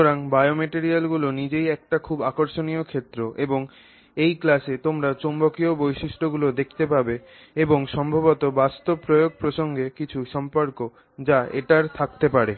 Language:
Bangla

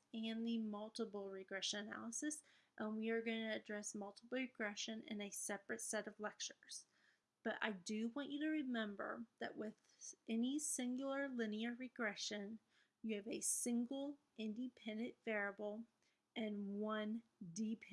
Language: English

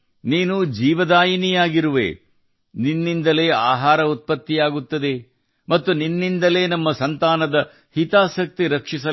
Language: Kannada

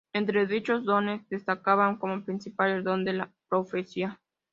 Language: Spanish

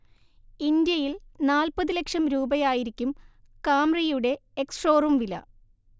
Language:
Malayalam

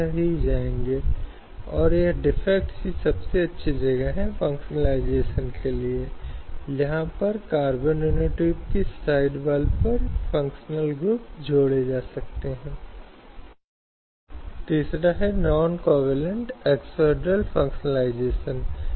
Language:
Hindi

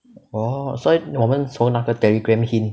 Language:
English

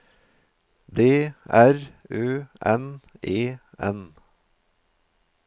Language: Norwegian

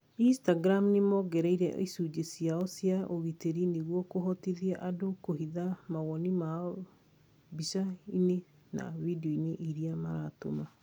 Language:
Kikuyu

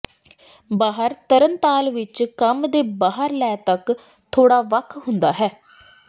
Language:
Punjabi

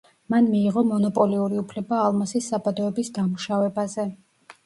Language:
Georgian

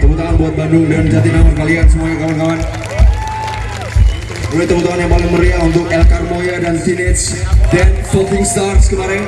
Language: Indonesian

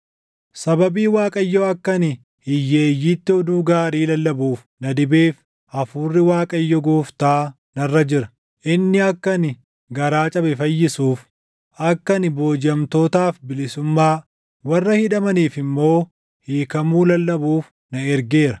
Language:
Oromo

